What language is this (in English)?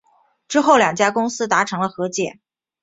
Chinese